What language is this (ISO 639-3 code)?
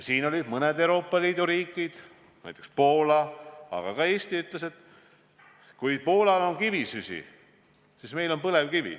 est